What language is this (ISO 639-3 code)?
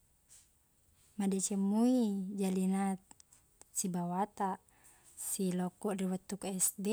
bug